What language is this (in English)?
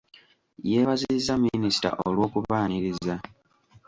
Ganda